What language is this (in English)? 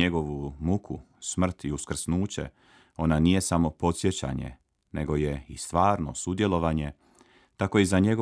Croatian